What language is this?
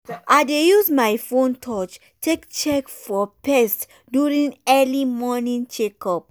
Nigerian Pidgin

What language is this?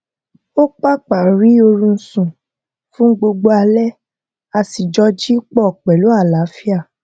Yoruba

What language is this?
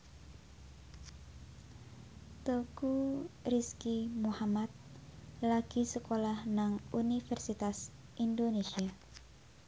Javanese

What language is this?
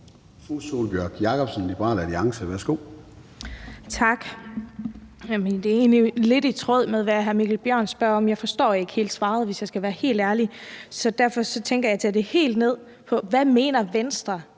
Danish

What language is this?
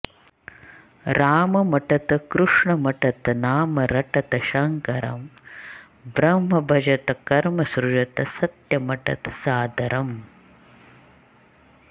Sanskrit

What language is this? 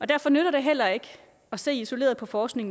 Danish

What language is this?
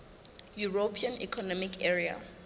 Southern Sotho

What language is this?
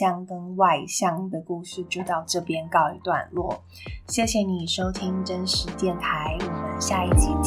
Chinese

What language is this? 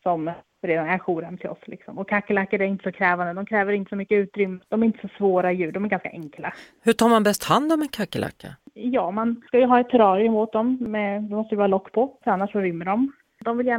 Swedish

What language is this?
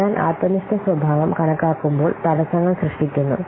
Malayalam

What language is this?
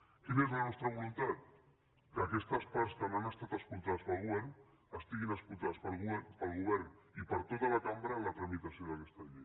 Catalan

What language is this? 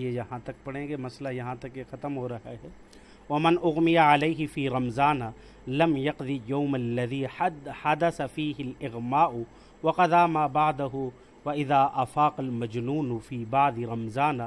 Urdu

